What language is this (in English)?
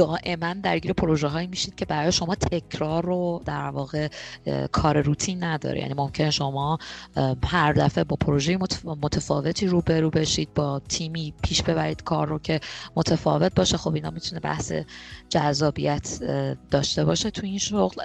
Persian